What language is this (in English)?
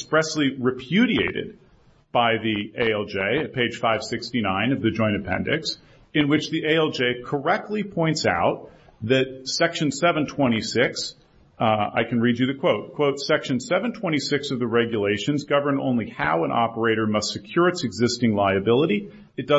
English